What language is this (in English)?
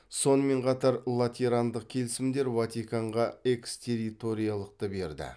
Kazakh